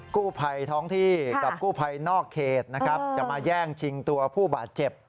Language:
Thai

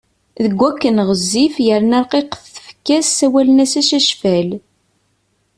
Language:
Kabyle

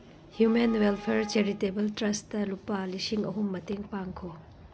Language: Manipuri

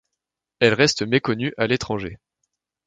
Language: French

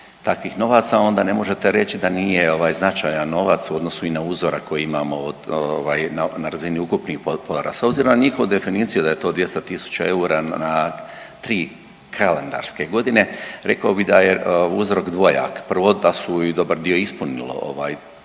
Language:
Croatian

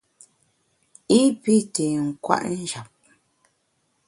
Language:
Bamun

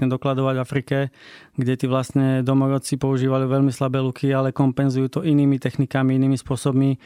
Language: Slovak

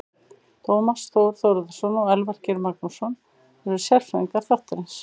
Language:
Icelandic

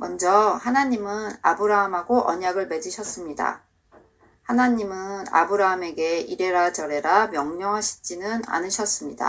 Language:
Korean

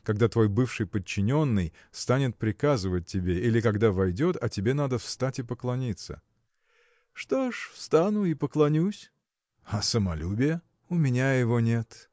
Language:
Russian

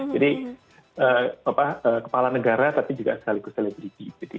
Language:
Indonesian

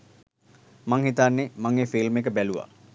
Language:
Sinhala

